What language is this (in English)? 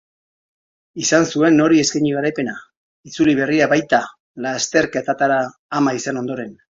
Basque